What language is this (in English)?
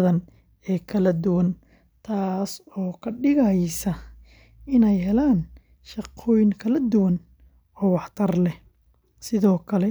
Somali